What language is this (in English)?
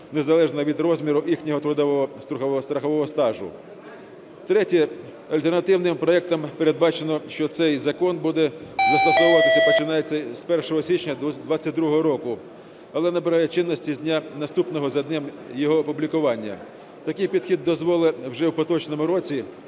Ukrainian